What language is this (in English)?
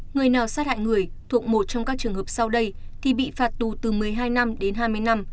Vietnamese